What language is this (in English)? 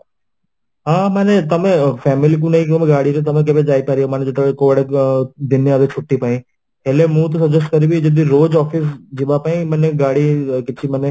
Odia